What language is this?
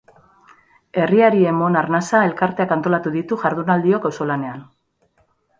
Basque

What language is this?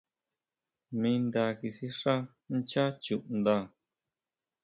Huautla Mazatec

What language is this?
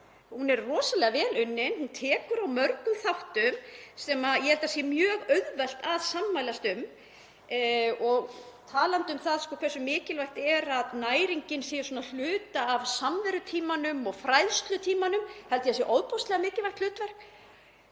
Icelandic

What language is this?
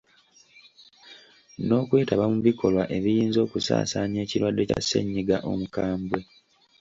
Ganda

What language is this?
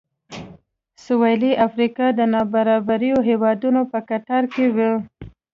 Pashto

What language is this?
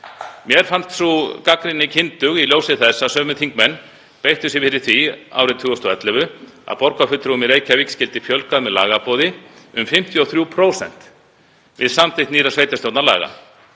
Icelandic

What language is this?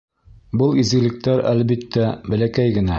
Bashkir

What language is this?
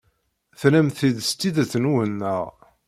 Kabyle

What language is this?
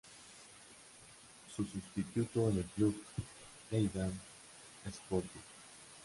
Spanish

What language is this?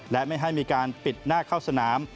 Thai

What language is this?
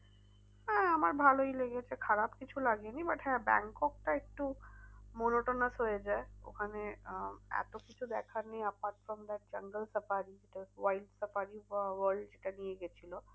Bangla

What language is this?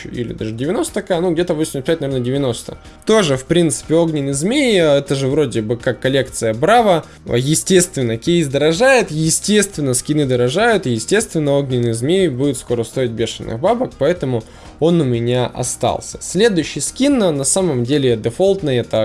Russian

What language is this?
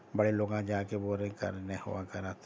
Urdu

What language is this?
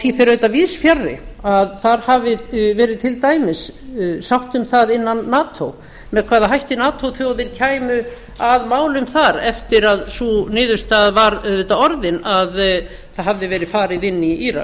Icelandic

